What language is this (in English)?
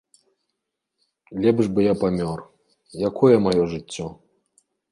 Belarusian